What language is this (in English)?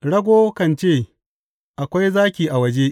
Hausa